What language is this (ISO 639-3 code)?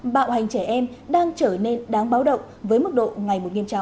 vie